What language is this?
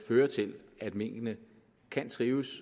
Danish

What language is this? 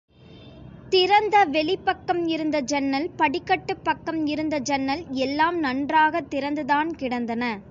Tamil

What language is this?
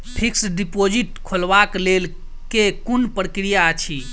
Maithili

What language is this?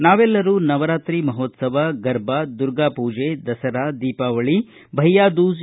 Kannada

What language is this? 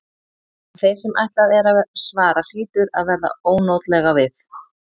Icelandic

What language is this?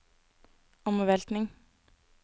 Norwegian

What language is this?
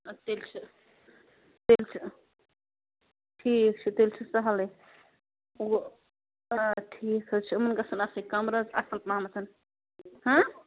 Kashmiri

